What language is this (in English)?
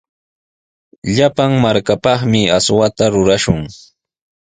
Sihuas Ancash Quechua